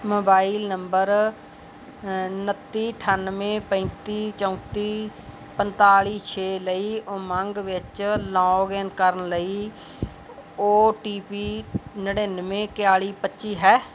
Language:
Punjabi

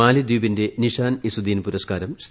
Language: Malayalam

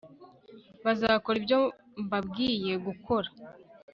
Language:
Kinyarwanda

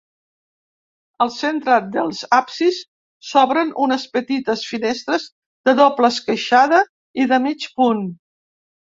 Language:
Catalan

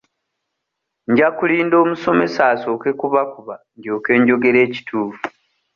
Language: Ganda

